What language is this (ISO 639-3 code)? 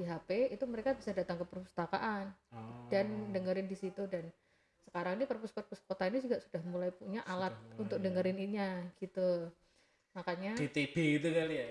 ind